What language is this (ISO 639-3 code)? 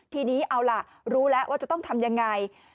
tha